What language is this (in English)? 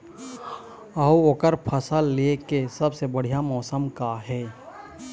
Chhattisgarhi